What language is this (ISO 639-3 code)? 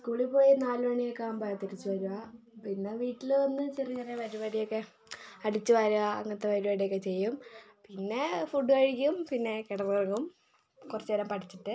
mal